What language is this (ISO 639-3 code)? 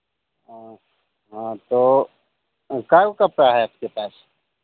hin